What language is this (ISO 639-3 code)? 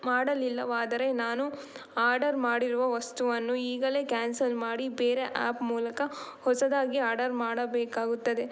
kan